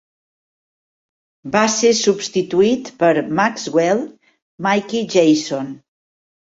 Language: Catalan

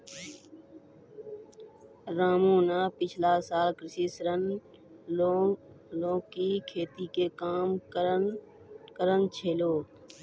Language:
Maithili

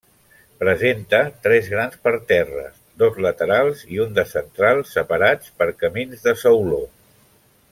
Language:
Catalan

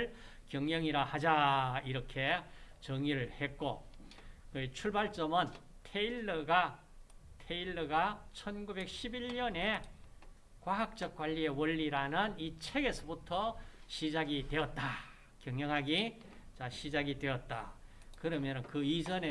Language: Korean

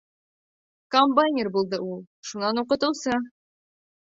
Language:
Bashkir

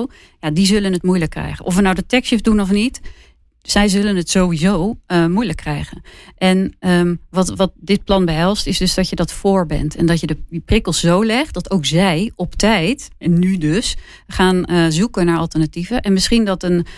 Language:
Dutch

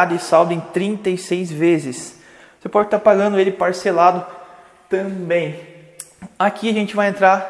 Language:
Portuguese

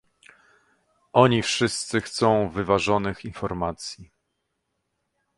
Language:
Polish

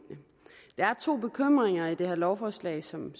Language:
Danish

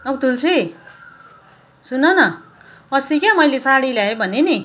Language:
Nepali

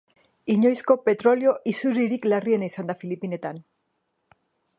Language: Basque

